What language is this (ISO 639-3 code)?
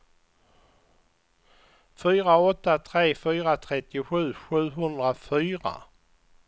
swe